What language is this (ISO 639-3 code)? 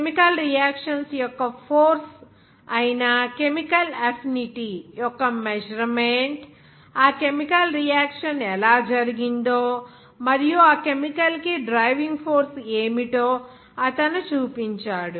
tel